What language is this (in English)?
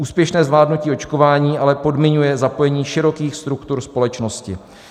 Czech